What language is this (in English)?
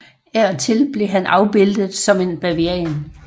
Danish